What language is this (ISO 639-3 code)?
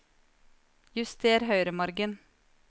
nor